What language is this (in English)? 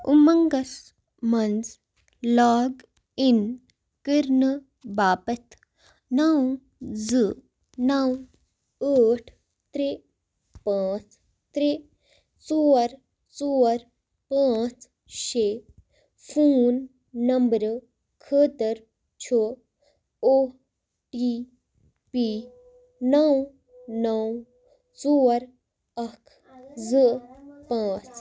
Kashmiri